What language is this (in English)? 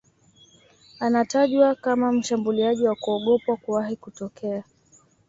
Swahili